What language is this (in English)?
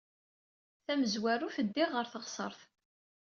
Kabyle